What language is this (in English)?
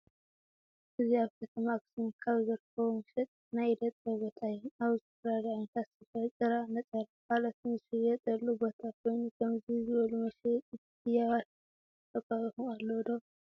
Tigrinya